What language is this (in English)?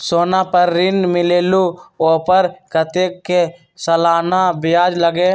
Magahi